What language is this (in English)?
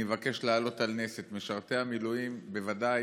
Hebrew